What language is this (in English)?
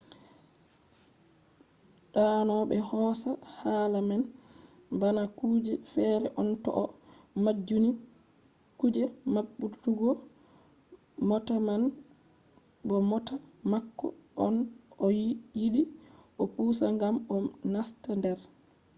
Fula